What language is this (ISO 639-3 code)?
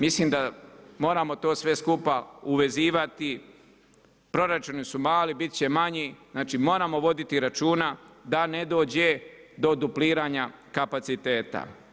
hrv